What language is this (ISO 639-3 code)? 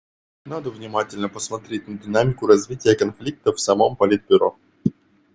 rus